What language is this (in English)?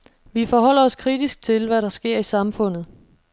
Danish